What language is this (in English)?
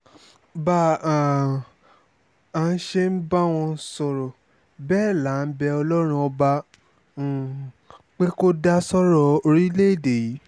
Yoruba